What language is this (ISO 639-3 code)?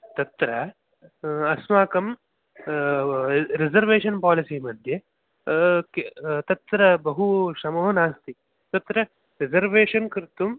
san